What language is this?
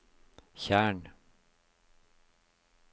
Norwegian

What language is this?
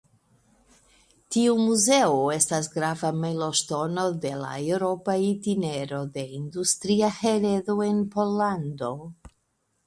Esperanto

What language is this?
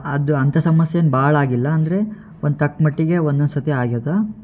Kannada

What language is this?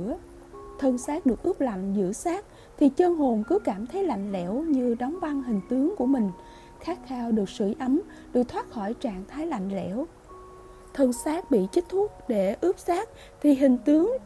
Vietnamese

